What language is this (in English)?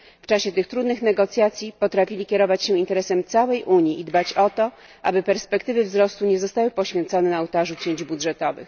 Polish